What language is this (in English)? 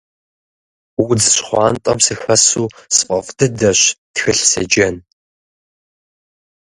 Kabardian